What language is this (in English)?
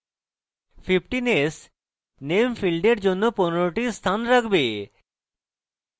Bangla